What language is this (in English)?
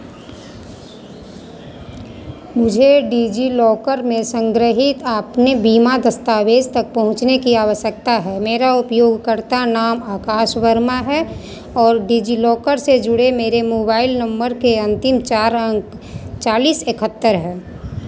Hindi